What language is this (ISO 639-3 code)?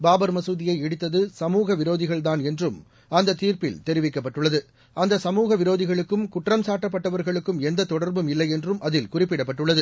tam